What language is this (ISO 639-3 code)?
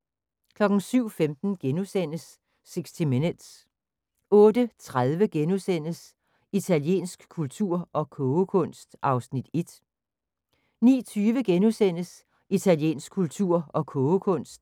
dan